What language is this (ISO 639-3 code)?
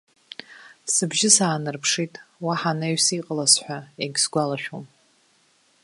abk